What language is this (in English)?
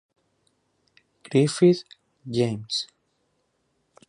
Spanish